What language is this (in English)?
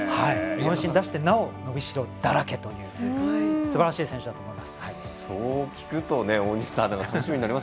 Japanese